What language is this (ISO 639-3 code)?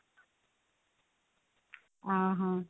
ori